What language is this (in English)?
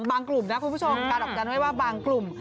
Thai